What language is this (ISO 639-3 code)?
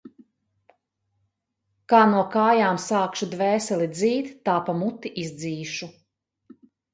lav